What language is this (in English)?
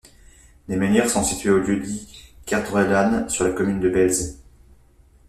French